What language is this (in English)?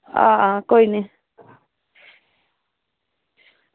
Dogri